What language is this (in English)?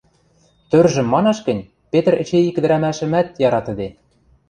Western Mari